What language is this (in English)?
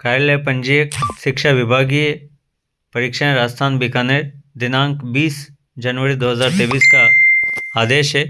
Hindi